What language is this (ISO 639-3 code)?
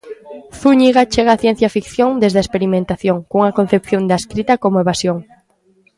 glg